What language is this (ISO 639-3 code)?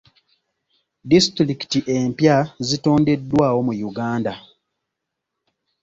lug